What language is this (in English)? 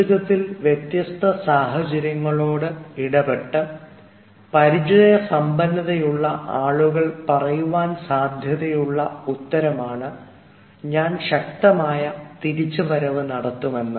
Malayalam